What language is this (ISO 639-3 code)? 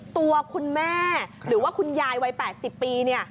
tha